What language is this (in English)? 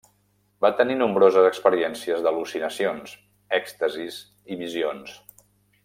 Catalan